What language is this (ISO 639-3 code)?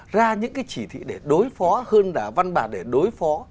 vie